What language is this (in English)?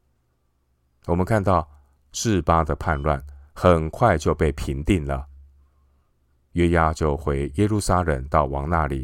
Chinese